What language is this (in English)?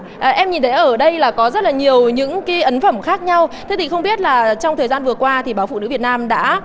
Vietnamese